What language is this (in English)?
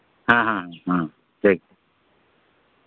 Santali